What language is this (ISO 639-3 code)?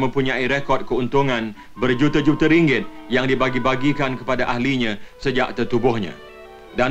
msa